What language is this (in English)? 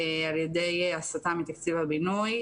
Hebrew